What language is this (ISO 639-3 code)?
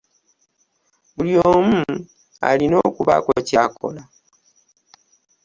lug